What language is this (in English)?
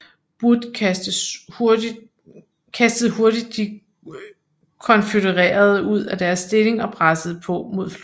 Danish